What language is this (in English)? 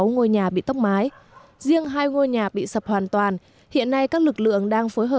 Vietnamese